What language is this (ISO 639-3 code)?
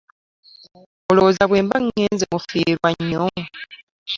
lug